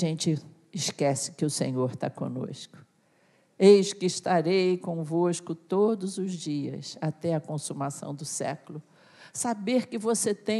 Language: Portuguese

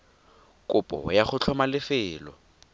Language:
Tswana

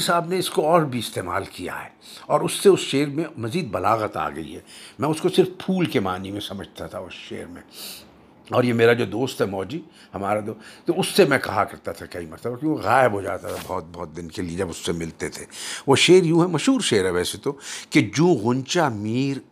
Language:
Urdu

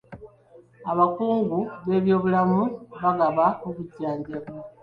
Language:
Ganda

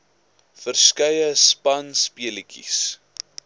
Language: Afrikaans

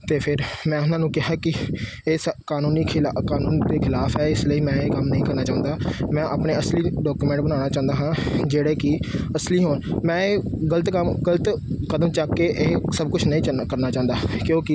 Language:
Punjabi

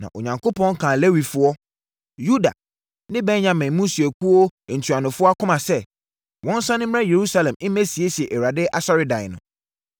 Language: Akan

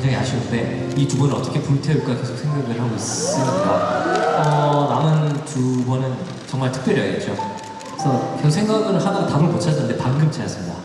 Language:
Korean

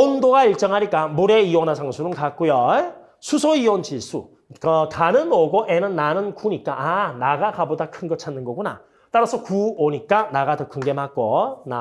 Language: Korean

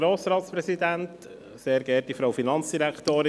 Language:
Swiss German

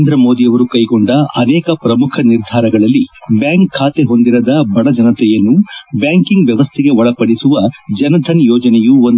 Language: Kannada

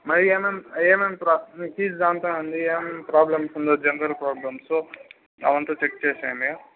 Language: Telugu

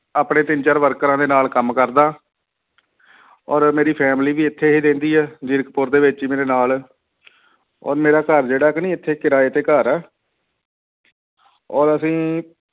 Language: Punjabi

